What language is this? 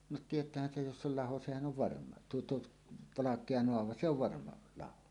Finnish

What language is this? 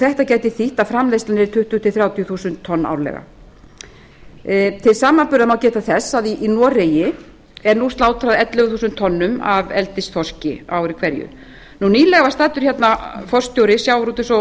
Icelandic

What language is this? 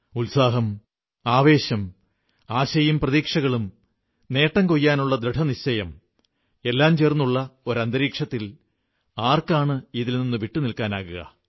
Malayalam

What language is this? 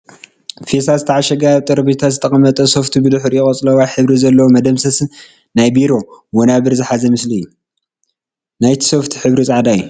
Tigrinya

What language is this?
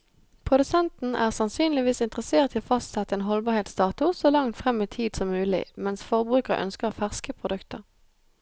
Norwegian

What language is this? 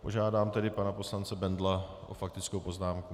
Czech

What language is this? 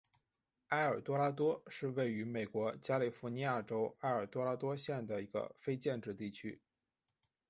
Chinese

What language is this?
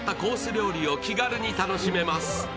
Japanese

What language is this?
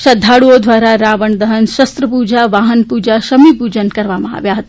Gujarati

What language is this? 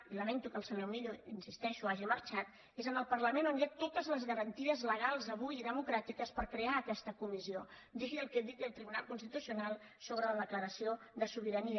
Catalan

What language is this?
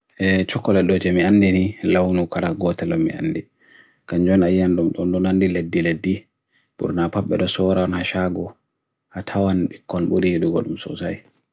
Bagirmi Fulfulde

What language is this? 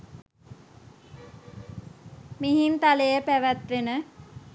Sinhala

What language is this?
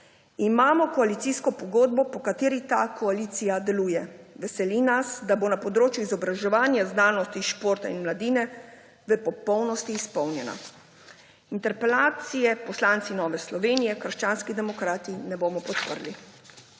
Slovenian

